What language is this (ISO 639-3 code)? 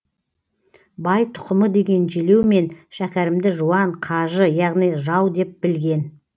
kaz